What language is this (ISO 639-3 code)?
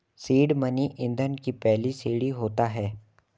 hin